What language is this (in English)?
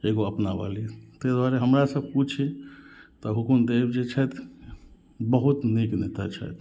Maithili